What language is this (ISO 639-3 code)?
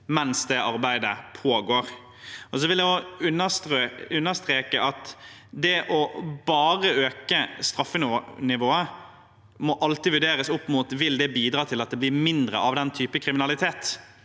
nor